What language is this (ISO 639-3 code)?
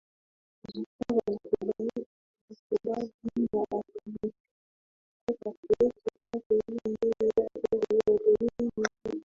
swa